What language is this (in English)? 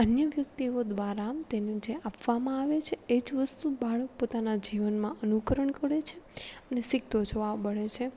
Gujarati